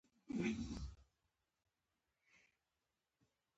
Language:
Pashto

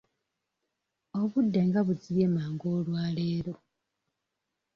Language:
Ganda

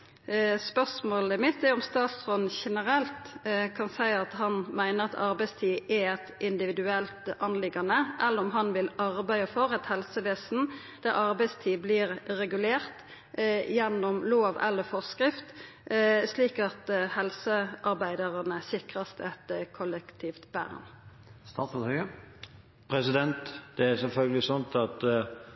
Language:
Norwegian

